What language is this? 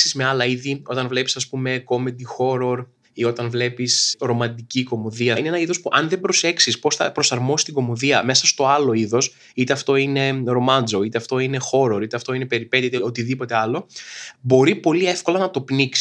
Greek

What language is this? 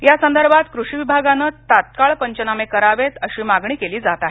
Marathi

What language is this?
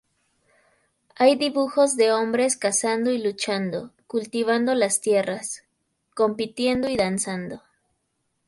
Spanish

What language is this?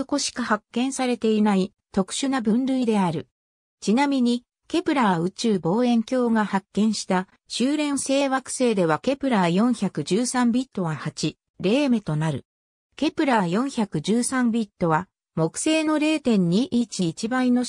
Japanese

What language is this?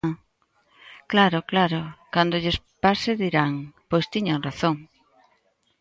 Galician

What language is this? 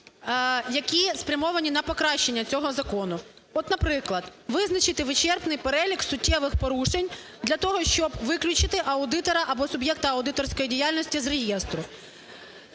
Ukrainian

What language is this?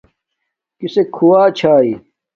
Domaaki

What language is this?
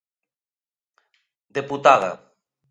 Galician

